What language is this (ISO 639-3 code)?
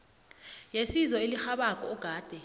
nbl